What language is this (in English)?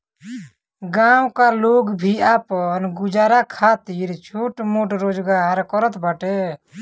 Bhojpuri